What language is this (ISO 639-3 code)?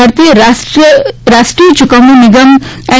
guj